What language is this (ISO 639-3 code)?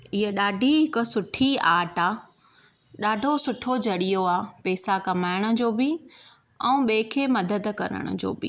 snd